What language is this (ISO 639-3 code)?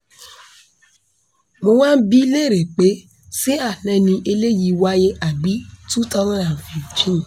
yor